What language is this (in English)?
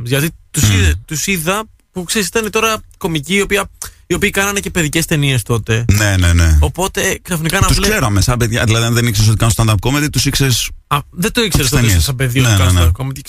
Greek